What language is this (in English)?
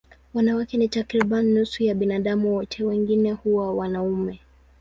Swahili